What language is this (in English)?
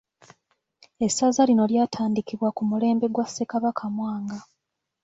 Ganda